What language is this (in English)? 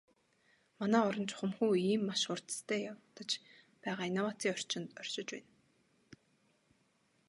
Mongolian